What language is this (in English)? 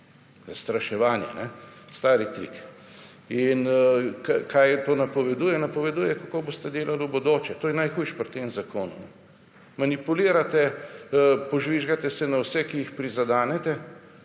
Slovenian